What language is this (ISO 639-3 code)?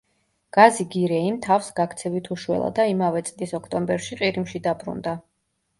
kat